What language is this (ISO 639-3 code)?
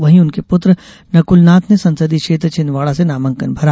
hin